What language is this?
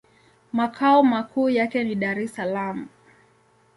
Swahili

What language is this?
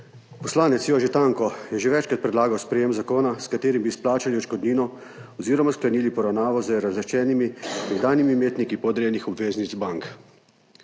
Slovenian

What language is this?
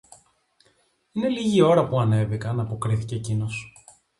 Greek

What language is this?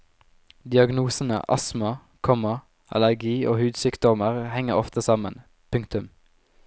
Norwegian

